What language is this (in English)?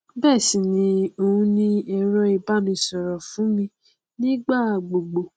Yoruba